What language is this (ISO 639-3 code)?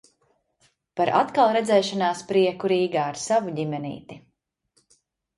lav